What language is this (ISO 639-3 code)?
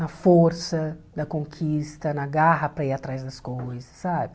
por